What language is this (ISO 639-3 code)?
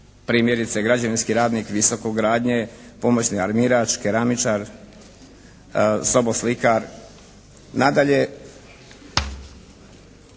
hrv